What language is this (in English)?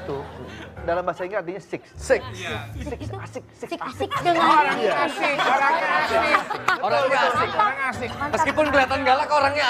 Indonesian